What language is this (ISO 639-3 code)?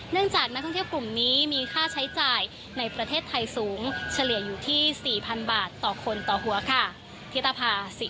tha